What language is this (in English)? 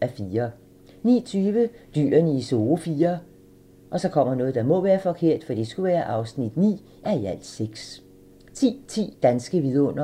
Danish